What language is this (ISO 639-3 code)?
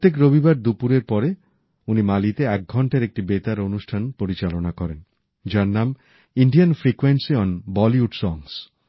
ben